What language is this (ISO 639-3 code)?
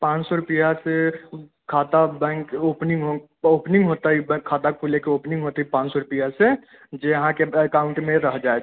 mai